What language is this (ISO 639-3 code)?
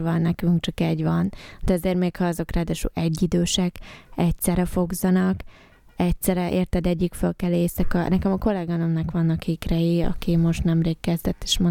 hun